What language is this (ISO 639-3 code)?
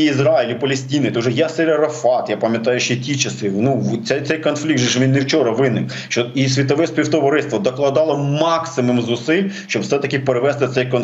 ukr